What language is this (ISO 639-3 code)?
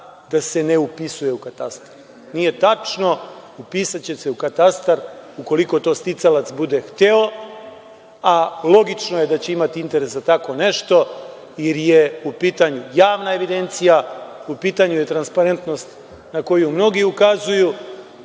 srp